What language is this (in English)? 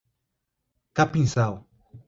Portuguese